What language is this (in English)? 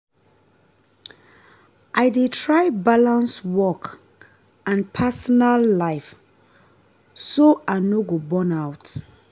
Nigerian Pidgin